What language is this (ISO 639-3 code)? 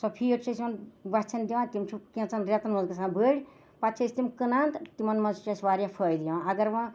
kas